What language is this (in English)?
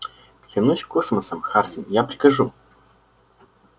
Russian